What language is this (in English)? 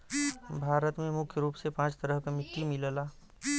Bhojpuri